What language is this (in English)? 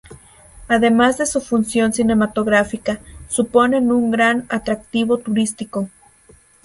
Spanish